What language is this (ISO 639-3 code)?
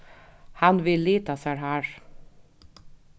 fao